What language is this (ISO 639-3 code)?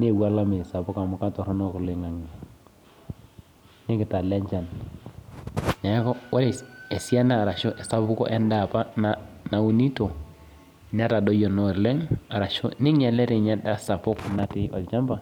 mas